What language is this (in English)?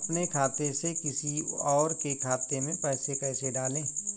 Hindi